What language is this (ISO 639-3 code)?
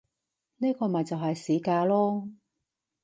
yue